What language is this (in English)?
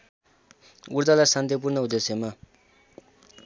Nepali